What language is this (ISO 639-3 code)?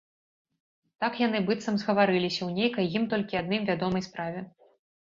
bel